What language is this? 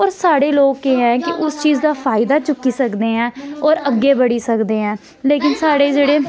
Dogri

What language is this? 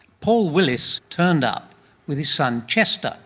English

